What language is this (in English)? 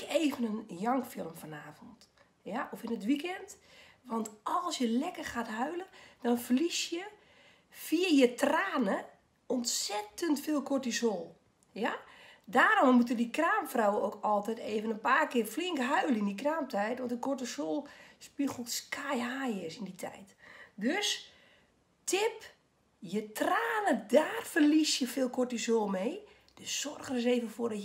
Dutch